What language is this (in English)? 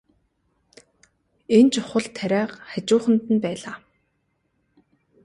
Mongolian